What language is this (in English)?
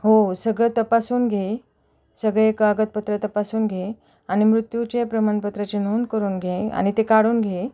Marathi